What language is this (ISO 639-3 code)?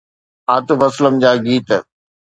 snd